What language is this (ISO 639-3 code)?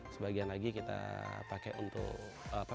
ind